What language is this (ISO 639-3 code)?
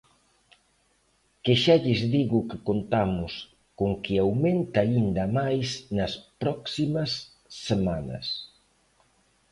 glg